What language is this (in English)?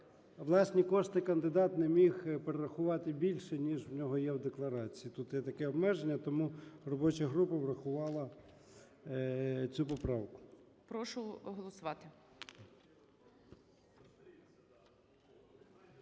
Ukrainian